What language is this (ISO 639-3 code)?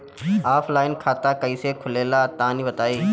bho